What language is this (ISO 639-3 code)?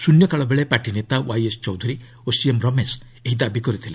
ori